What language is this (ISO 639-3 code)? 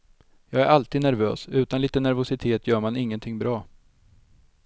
swe